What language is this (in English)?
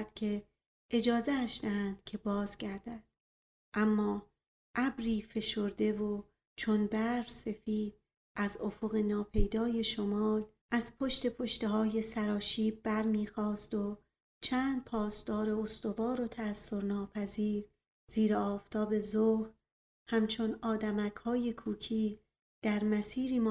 Persian